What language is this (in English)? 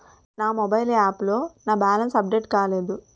Telugu